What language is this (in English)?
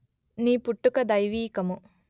Telugu